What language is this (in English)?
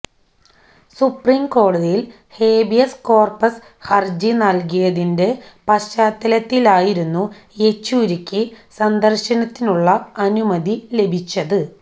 Malayalam